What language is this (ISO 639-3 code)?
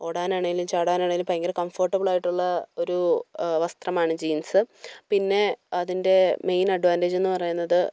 mal